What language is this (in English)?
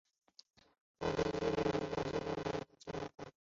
Chinese